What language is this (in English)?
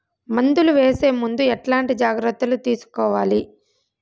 Telugu